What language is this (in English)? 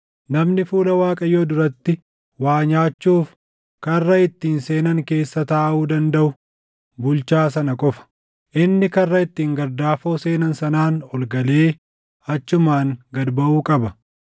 Oromo